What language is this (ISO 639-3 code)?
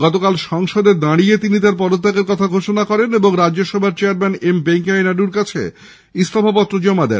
ben